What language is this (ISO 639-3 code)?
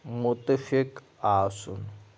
kas